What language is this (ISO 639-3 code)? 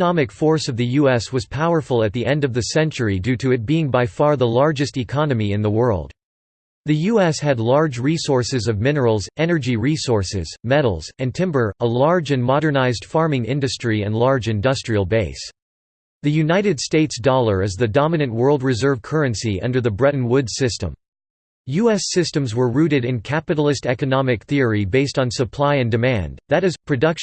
eng